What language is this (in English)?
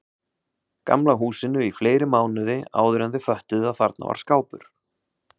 Icelandic